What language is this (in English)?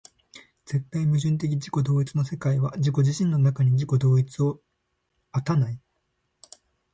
Japanese